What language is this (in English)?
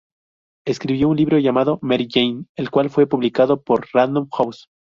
Spanish